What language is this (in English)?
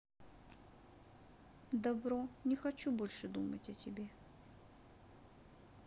Russian